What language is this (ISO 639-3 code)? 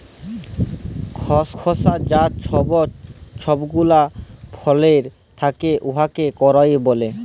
ben